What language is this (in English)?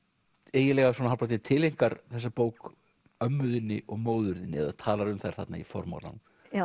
Icelandic